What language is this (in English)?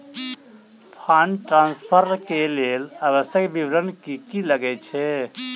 Maithili